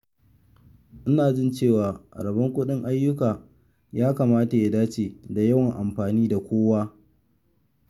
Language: Hausa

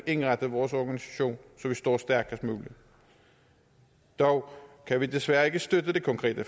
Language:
Danish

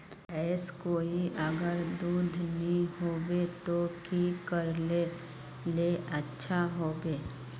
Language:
Magahi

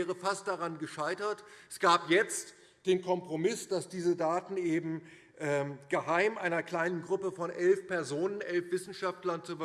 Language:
German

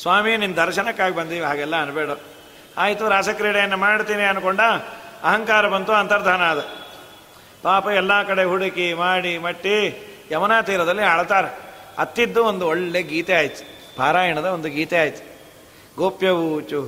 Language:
Kannada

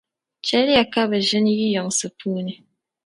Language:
Dagbani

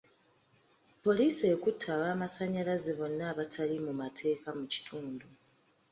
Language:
Ganda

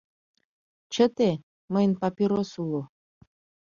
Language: Mari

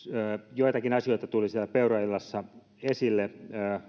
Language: Finnish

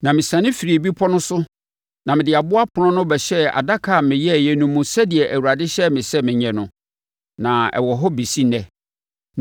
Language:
Akan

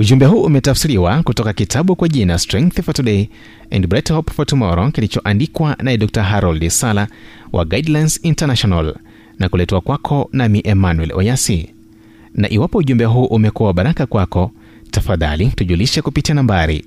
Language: Swahili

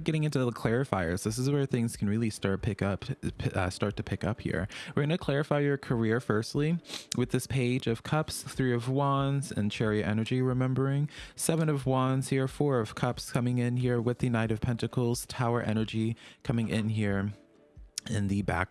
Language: English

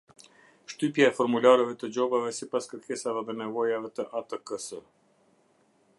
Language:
Albanian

